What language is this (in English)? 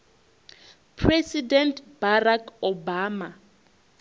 Venda